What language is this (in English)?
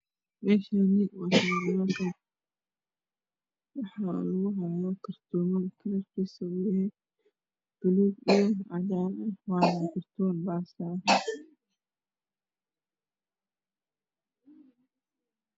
Somali